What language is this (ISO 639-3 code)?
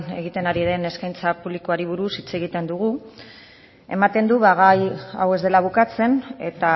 eus